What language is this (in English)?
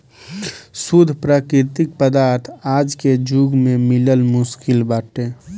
Bhojpuri